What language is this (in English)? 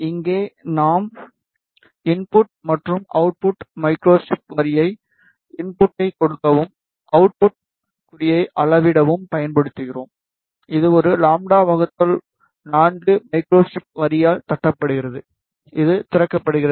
Tamil